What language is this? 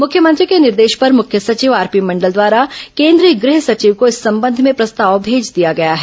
Hindi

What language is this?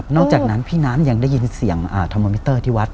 Thai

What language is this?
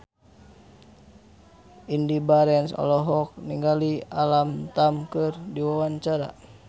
Sundanese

